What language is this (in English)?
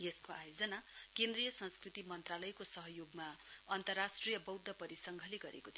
Nepali